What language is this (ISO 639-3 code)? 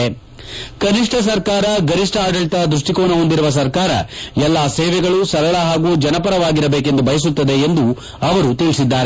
kan